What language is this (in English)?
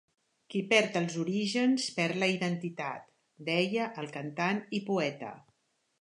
Catalan